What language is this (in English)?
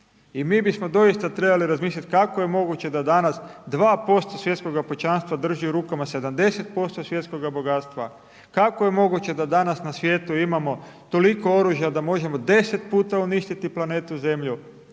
Croatian